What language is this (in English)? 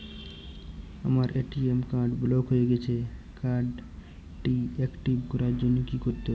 Bangla